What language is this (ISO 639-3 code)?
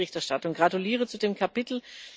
deu